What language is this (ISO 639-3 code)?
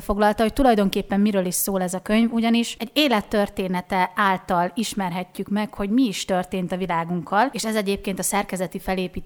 hun